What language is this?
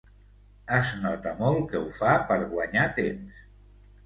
Catalan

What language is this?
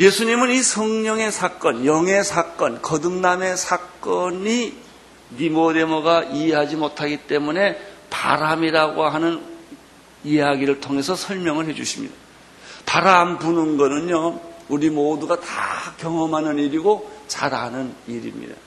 Korean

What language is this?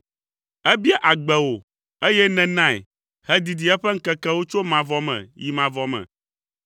Ewe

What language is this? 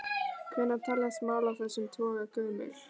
Icelandic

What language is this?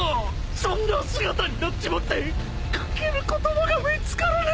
Japanese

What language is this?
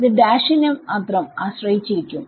Malayalam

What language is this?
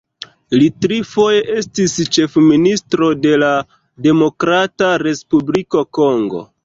Esperanto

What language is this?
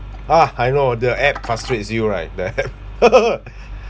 English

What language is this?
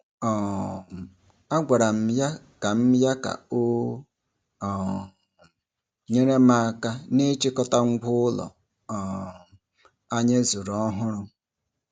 Igbo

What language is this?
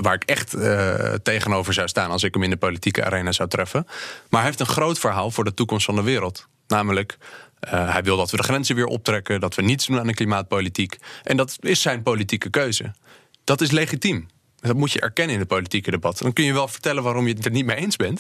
Dutch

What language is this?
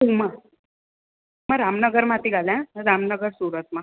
Sindhi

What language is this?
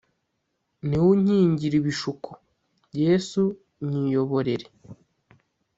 Kinyarwanda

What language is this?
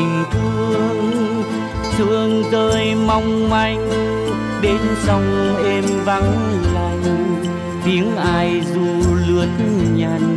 Vietnamese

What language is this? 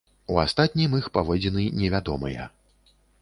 Belarusian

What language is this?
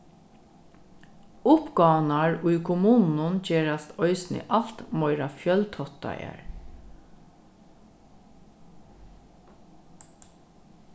Faroese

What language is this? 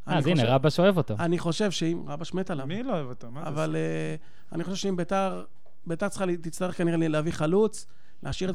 Hebrew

